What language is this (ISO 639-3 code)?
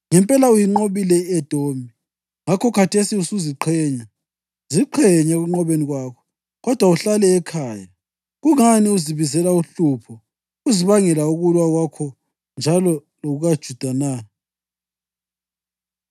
nde